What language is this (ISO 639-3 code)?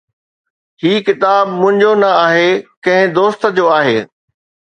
snd